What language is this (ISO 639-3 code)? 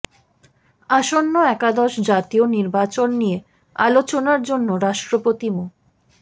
ben